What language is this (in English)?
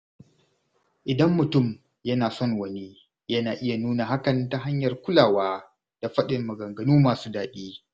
Hausa